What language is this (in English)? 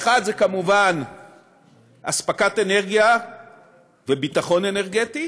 Hebrew